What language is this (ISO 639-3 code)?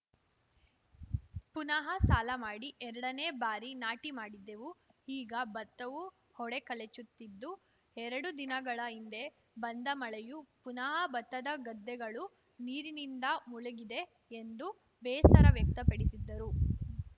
kan